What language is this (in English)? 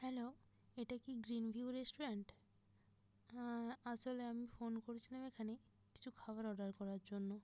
Bangla